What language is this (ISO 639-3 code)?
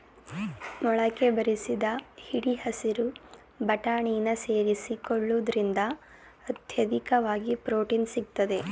kan